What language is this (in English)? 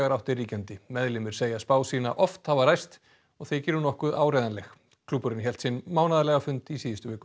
Icelandic